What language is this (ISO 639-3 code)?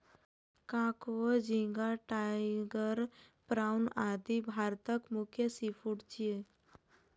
mai